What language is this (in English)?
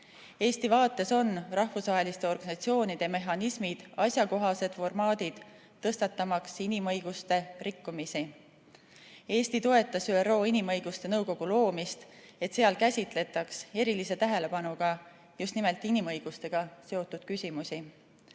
Estonian